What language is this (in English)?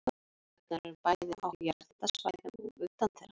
Icelandic